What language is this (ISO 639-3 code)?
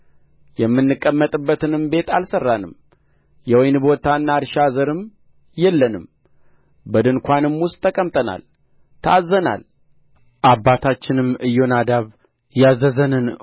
amh